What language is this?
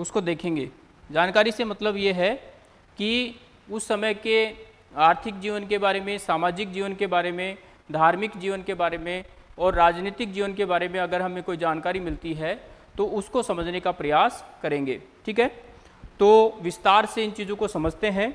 Hindi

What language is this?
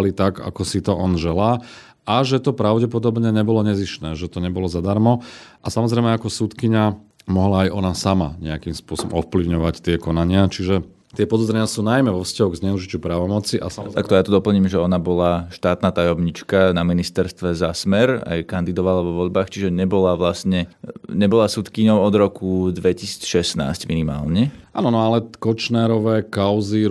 Slovak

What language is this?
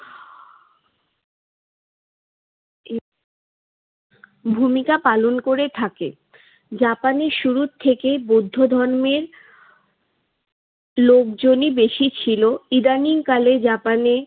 Bangla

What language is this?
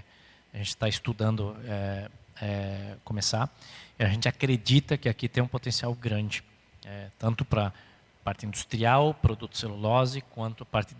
Portuguese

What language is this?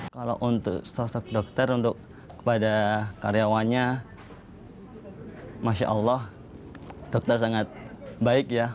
Indonesian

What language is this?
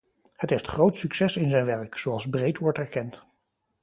Dutch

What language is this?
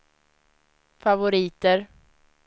Swedish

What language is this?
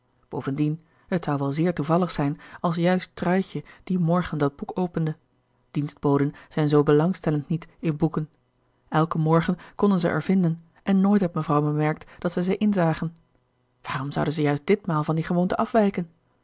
Dutch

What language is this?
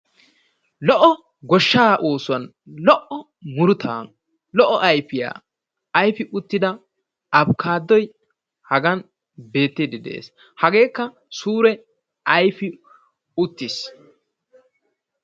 Wolaytta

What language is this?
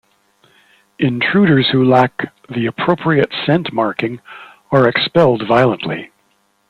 English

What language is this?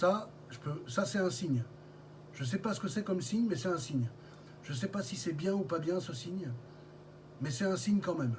French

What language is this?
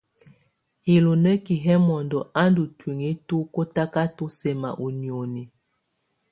Tunen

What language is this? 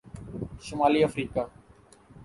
Urdu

